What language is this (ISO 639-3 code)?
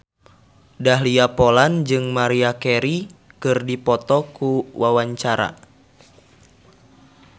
sun